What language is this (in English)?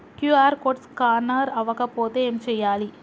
Telugu